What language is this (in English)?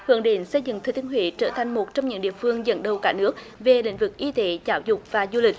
Vietnamese